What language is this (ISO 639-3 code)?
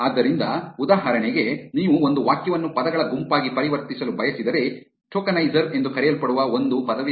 kan